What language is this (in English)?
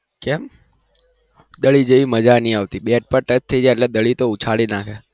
Gujarati